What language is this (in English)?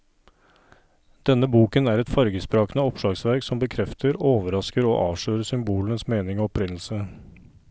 Norwegian